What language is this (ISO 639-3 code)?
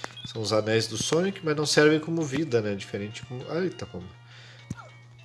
por